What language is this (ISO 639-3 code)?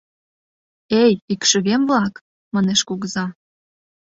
chm